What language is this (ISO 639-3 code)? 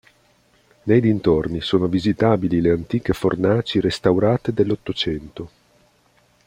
ita